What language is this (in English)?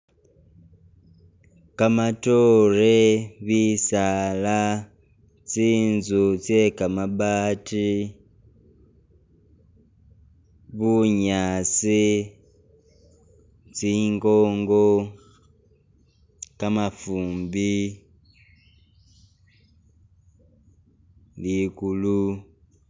Masaaba